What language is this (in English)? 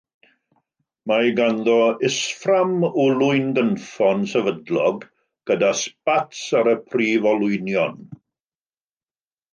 Welsh